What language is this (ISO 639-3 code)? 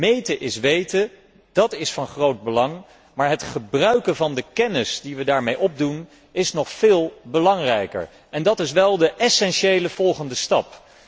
nld